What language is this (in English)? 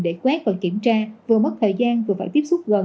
Vietnamese